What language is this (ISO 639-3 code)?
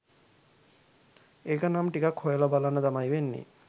sin